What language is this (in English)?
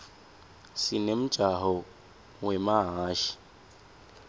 Swati